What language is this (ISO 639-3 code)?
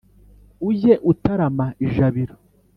kin